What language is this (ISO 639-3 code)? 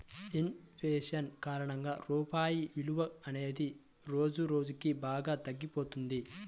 tel